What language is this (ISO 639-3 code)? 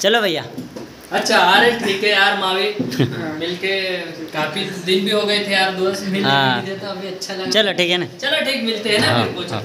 ara